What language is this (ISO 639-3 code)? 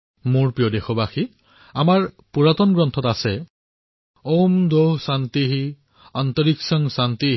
asm